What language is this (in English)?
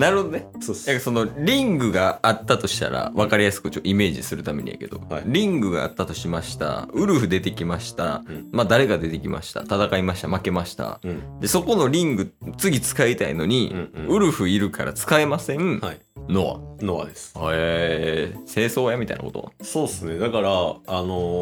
Japanese